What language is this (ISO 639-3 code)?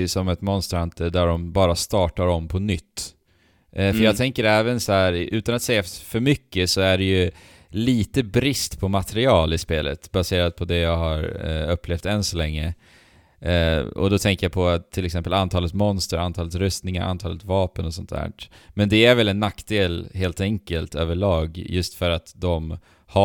swe